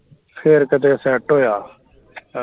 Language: Punjabi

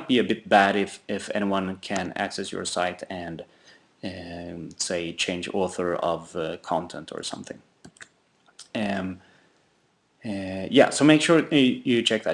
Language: English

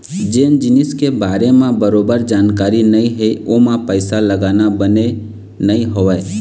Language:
Chhattisgarhi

